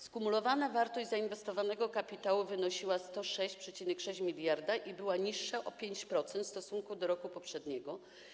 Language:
Polish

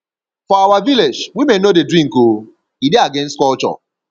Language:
Nigerian Pidgin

